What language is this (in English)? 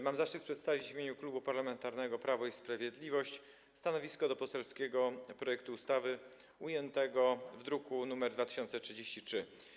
Polish